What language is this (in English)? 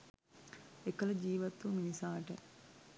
Sinhala